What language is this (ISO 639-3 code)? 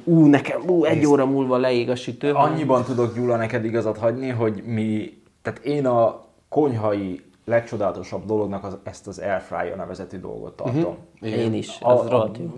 hun